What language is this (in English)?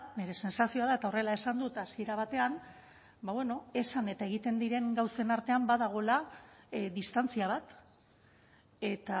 Basque